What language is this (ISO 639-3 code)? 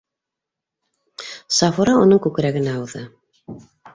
bak